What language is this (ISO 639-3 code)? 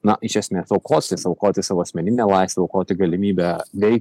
lit